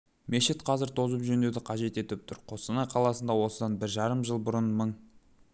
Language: Kazakh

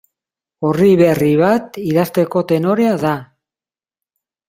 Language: Basque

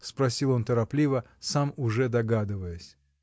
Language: Russian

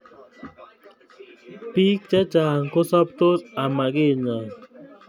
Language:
Kalenjin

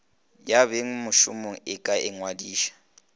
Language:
Northern Sotho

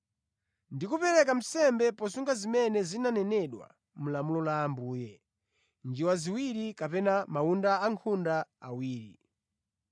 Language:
Nyanja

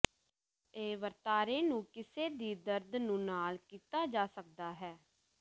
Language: Punjabi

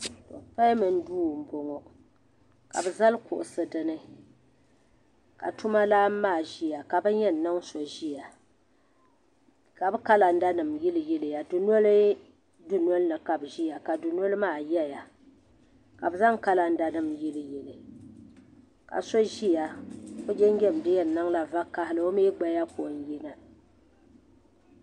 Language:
Dagbani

